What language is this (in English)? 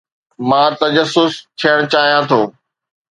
Sindhi